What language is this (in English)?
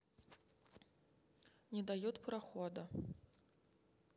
Russian